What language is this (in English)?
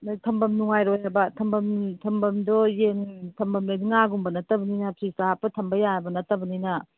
Manipuri